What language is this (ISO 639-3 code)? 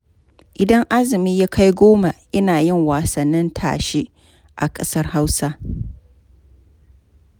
hau